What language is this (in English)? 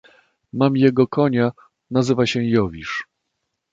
Polish